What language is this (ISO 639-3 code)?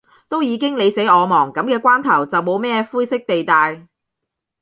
yue